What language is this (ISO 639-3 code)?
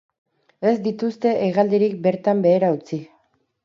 eus